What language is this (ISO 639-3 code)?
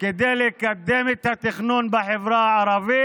heb